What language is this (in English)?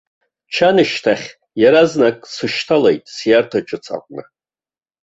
Abkhazian